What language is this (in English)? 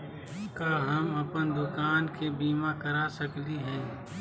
Magahi